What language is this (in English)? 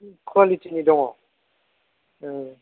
Bodo